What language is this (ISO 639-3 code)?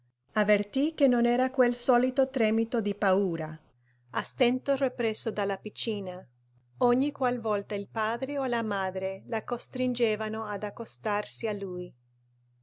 ita